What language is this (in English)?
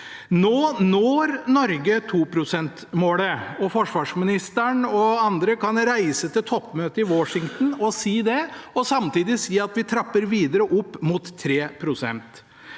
Norwegian